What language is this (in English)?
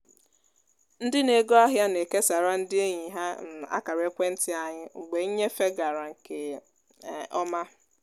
Igbo